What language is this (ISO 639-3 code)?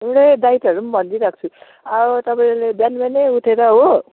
nep